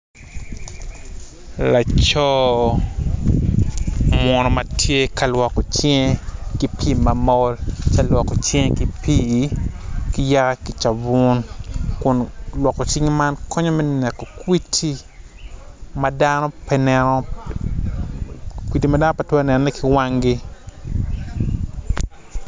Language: Acoli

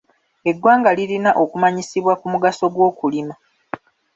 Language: Ganda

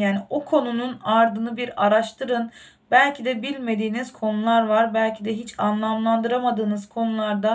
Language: Turkish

